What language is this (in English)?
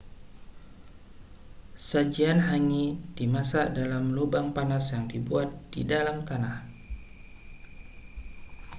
Indonesian